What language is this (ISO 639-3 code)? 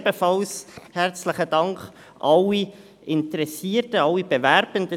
gsw